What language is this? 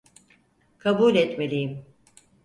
Turkish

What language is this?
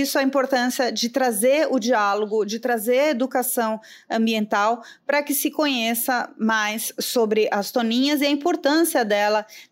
Portuguese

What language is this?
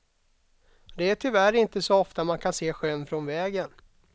Swedish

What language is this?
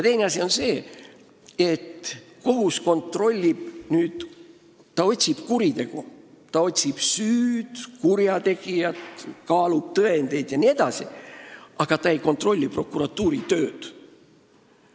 Estonian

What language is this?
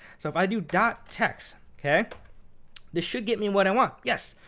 English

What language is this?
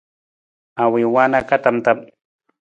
Nawdm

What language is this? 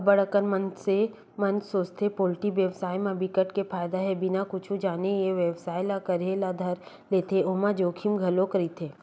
Chhattisgarhi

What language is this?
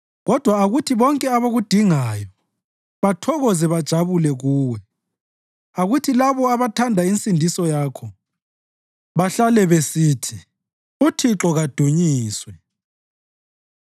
North Ndebele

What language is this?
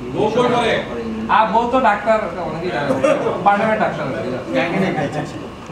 Greek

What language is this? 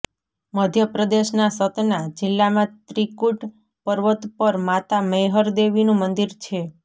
Gujarati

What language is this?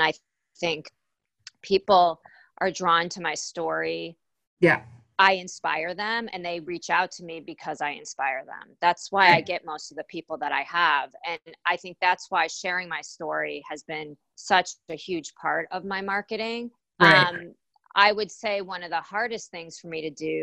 English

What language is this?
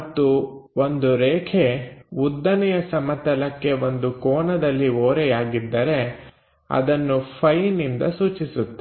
Kannada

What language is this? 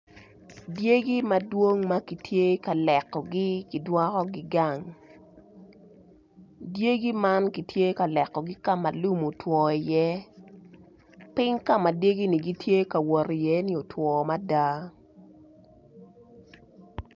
Acoli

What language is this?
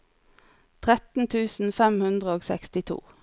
Norwegian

